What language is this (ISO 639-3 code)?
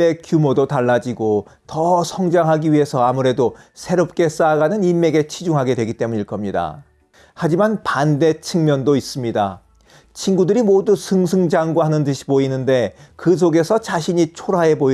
kor